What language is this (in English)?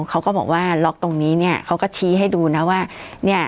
Thai